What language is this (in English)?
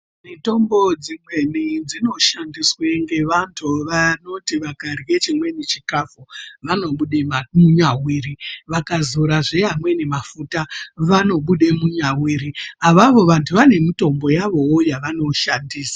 Ndau